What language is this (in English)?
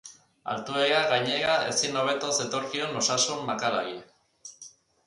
Basque